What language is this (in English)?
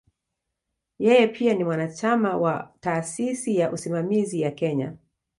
Swahili